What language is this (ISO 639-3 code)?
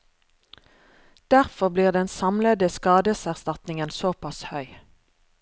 nor